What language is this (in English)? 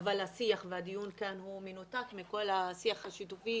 Hebrew